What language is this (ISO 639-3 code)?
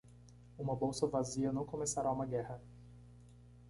por